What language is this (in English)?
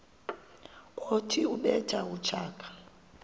Xhosa